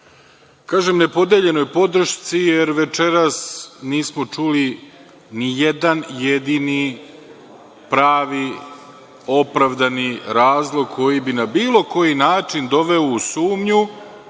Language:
Serbian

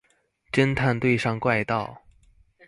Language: Chinese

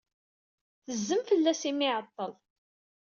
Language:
Kabyle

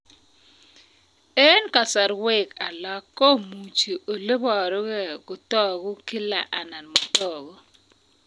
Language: Kalenjin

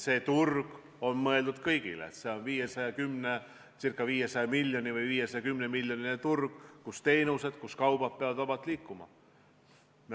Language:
Estonian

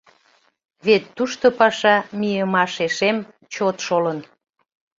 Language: Mari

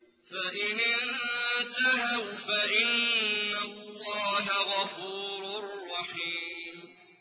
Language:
Arabic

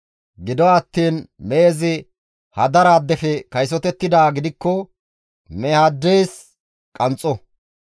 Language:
Gamo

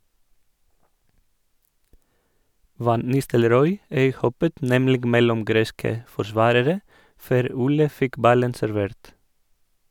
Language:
Norwegian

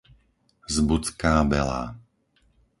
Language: Slovak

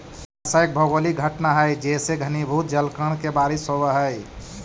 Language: Magahi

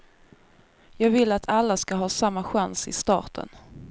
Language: Swedish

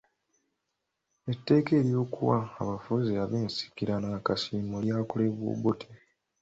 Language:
Ganda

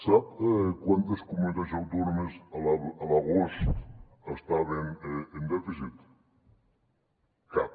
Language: Catalan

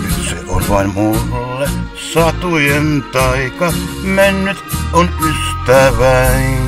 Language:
Finnish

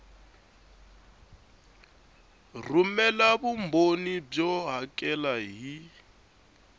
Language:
Tsonga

